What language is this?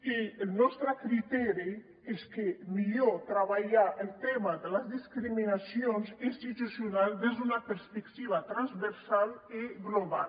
Catalan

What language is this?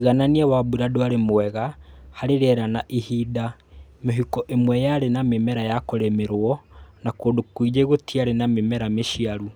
Kikuyu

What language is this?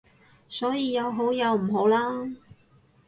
Cantonese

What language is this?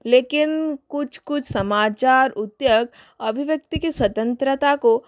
Hindi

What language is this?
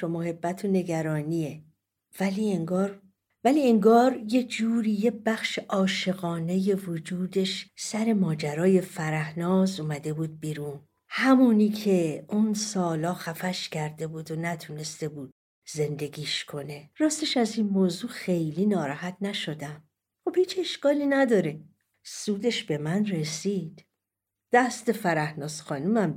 Persian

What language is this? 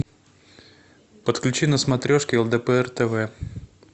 Russian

